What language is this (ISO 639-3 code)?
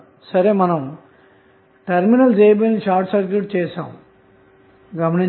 tel